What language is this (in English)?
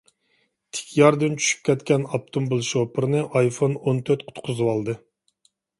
Uyghur